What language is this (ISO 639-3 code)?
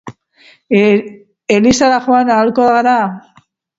eus